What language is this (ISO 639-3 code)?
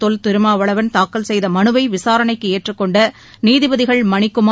tam